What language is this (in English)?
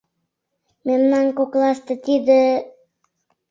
Mari